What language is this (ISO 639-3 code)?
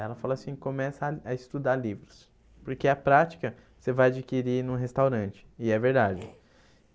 por